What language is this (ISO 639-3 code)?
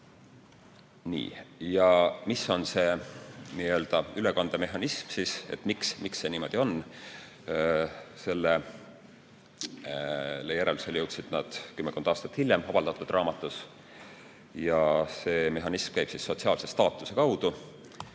est